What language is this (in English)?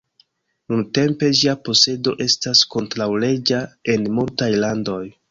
Esperanto